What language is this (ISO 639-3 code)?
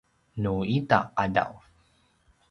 pwn